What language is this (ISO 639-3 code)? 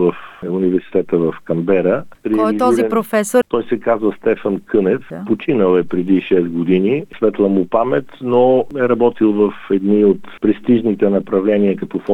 bul